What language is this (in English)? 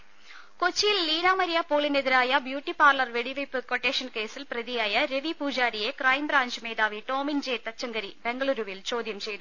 Malayalam